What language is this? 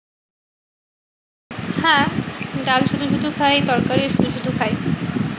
Bangla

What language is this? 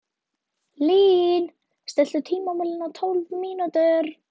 Icelandic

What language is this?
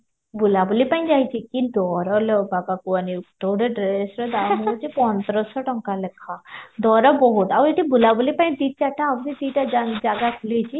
Odia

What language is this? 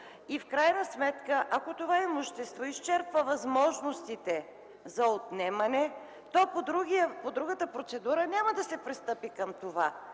Bulgarian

